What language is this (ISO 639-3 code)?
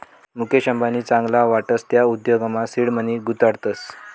mar